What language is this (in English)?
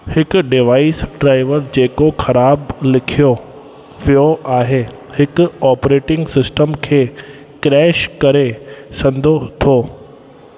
Sindhi